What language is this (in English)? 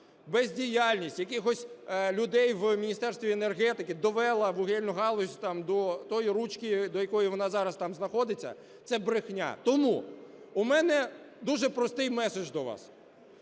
Ukrainian